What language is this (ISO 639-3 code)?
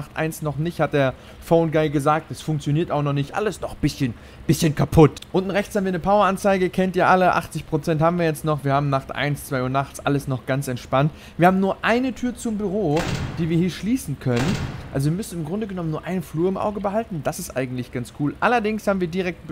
deu